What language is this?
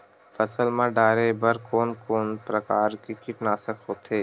Chhattisgarhi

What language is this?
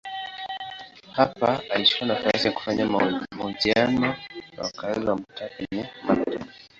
Swahili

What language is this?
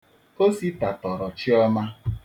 Igbo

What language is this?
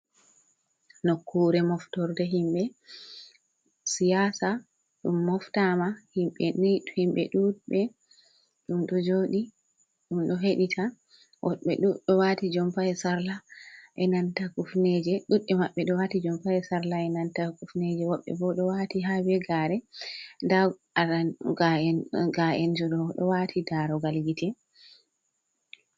Fula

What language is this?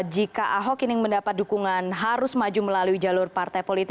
Indonesian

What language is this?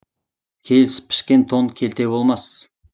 Kazakh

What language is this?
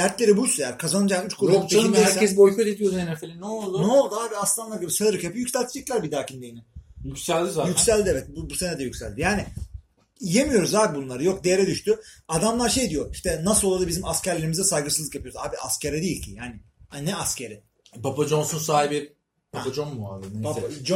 Turkish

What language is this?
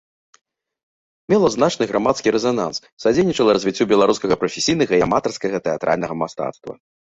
Belarusian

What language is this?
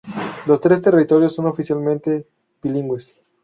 Spanish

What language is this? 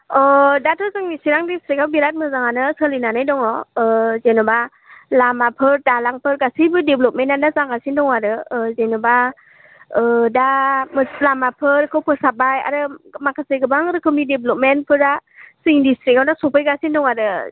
Bodo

